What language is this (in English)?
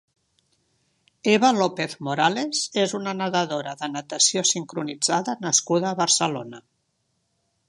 Catalan